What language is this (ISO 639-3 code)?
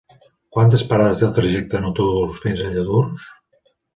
cat